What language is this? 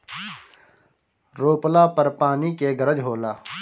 Bhojpuri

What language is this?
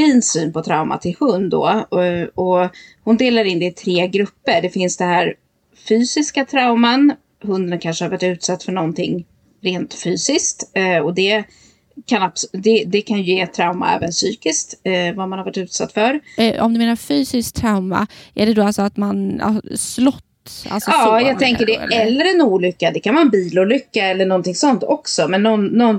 Swedish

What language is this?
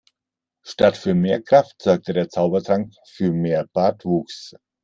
German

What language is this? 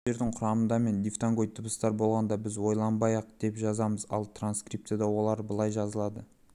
Kazakh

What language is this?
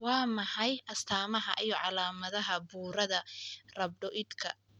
Somali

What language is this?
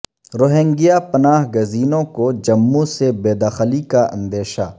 Urdu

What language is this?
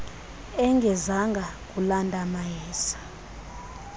Xhosa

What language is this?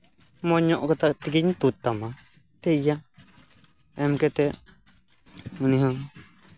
Santali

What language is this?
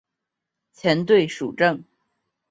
Chinese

